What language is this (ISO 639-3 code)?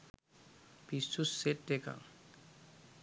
sin